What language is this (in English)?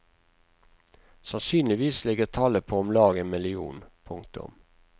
Norwegian